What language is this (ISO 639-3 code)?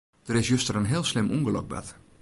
fry